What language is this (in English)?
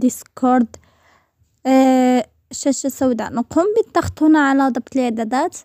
Arabic